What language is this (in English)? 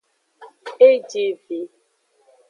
Aja (Benin)